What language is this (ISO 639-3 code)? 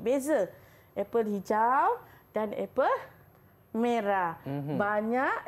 msa